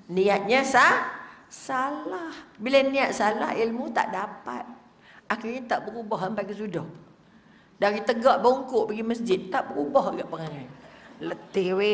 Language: Malay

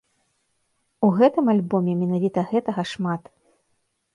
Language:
Belarusian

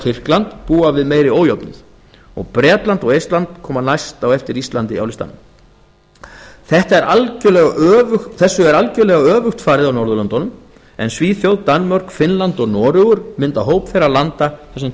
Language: Icelandic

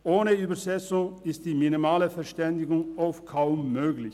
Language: Swiss German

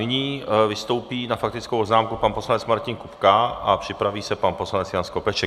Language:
Czech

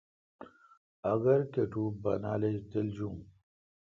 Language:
Kalkoti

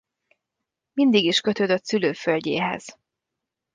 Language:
Hungarian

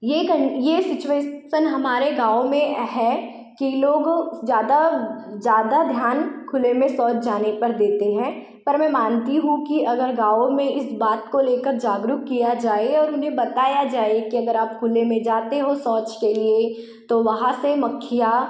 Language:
Hindi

